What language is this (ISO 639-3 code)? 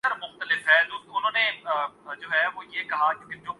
urd